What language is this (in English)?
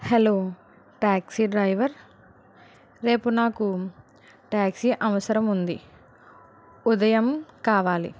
Telugu